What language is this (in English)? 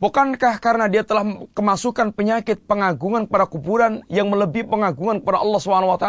Malay